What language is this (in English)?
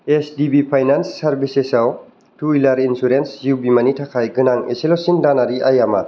Bodo